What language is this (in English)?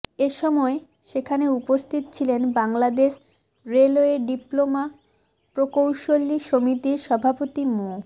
Bangla